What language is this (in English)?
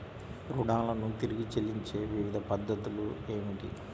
Telugu